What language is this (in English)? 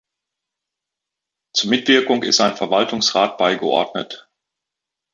German